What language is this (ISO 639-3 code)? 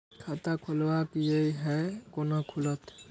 mai